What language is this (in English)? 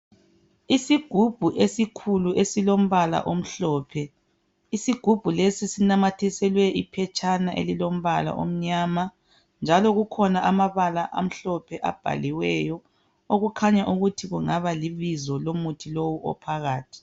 North Ndebele